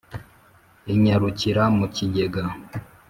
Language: Kinyarwanda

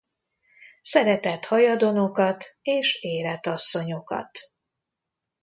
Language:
Hungarian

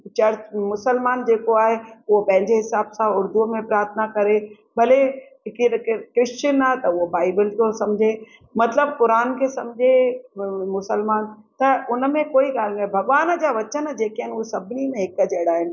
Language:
Sindhi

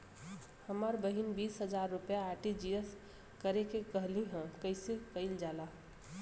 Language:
Bhojpuri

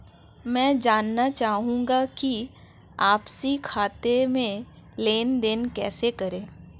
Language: Hindi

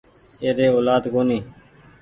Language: Goaria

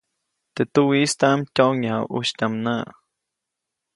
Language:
Copainalá Zoque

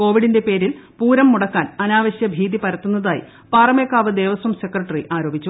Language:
Malayalam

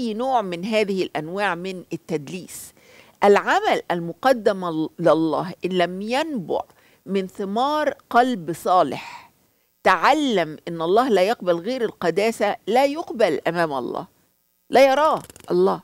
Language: Arabic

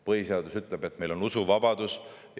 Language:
Estonian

